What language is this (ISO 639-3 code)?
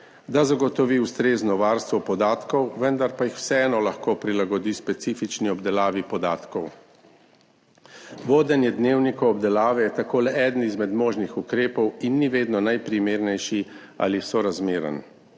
slv